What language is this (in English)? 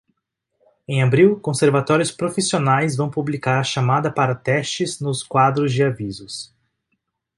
Portuguese